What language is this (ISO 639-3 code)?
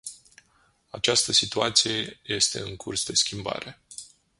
ron